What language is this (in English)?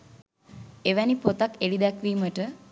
Sinhala